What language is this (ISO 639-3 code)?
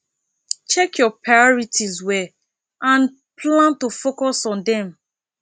pcm